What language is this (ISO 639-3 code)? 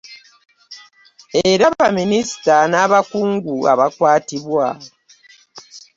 lug